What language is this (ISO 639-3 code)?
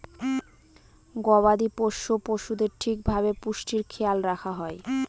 ben